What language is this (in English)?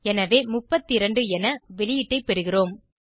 Tamil